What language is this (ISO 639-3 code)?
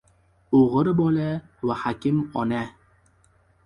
uzb